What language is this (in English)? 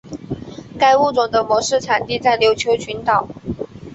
Chinese